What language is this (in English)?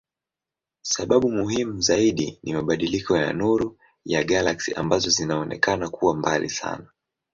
Swahili